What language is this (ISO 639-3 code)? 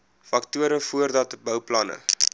afr